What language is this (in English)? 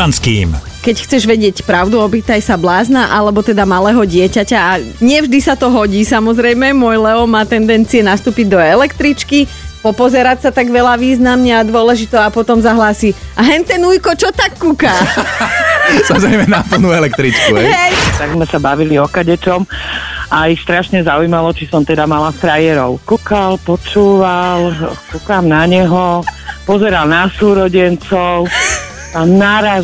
Slovak